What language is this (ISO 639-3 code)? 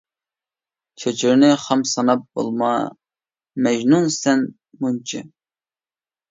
uig